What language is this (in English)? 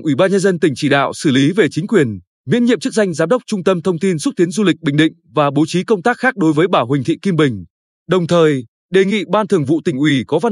Vietnamese